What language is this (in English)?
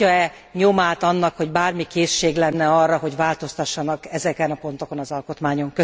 Hungarian